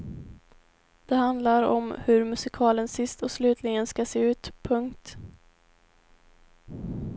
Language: Swedish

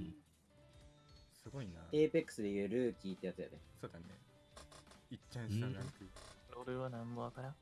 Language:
Japanese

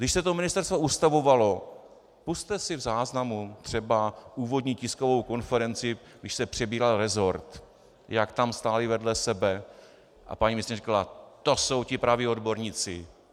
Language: Czech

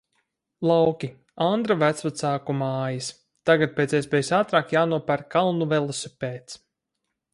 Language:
Latvian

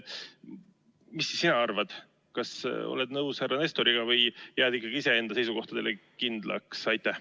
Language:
Estonian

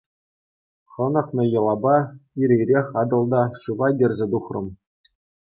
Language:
Chuvash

